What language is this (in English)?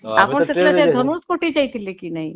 Odia